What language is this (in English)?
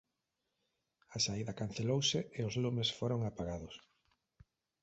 Galician